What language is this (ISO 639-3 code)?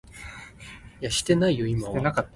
nan